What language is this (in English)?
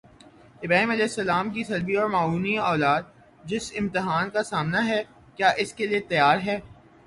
Urdu